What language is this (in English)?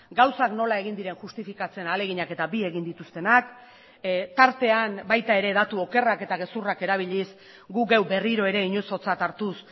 Basque